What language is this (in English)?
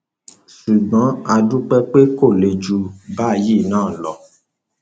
Yoruba